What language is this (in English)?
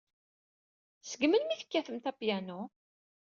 Kabyle